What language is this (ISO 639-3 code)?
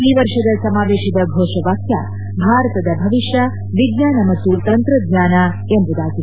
kan